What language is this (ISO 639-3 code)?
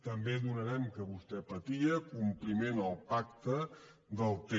cat